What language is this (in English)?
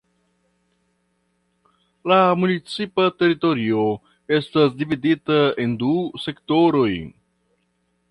Esperanto